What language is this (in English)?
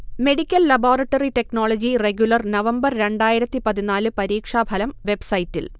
Malayalam